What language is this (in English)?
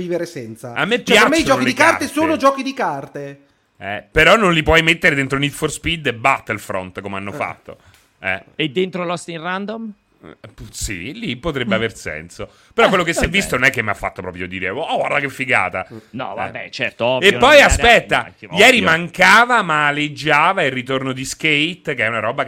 Italian